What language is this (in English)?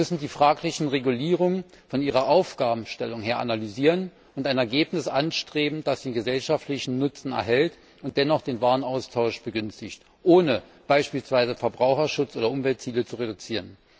German